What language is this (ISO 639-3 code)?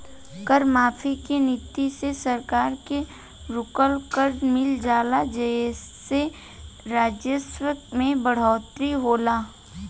bho